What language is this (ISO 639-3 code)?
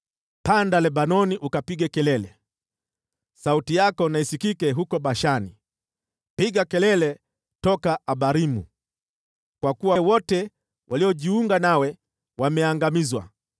swa